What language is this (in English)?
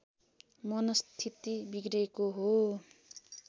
Nepali